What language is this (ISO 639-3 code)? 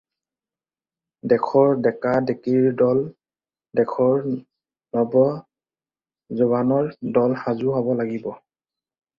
asm